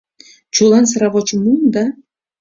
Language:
Mari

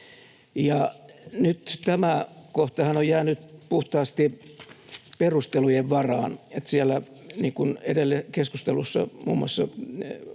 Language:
Finnish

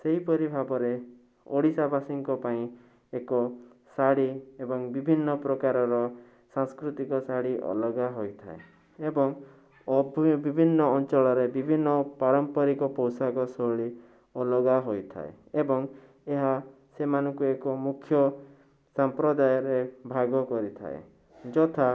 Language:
Odia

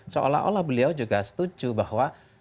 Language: Indonesian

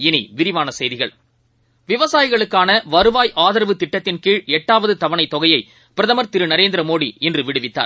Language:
Tamil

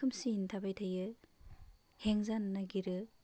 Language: Bodo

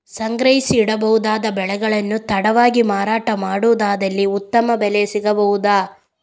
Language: Kannada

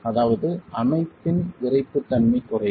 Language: Tamil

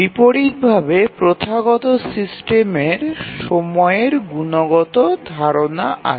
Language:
Bangla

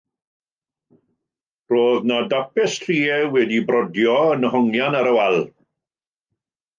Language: Welsh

